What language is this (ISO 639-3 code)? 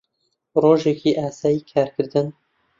ckb